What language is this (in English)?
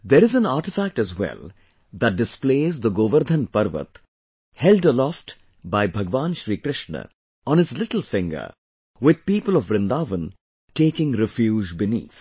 English